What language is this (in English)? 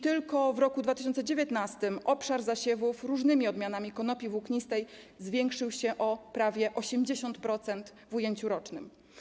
Polish